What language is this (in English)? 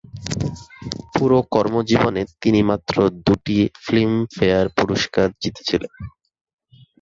Bangla